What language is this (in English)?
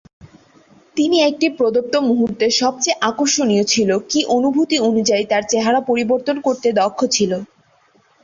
Bangla